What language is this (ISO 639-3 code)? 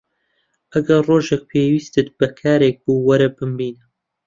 ckb